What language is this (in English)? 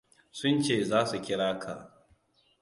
Hausa